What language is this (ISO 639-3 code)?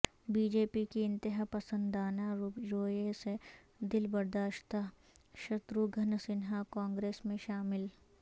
urd